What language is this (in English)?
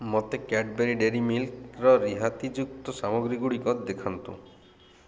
Odia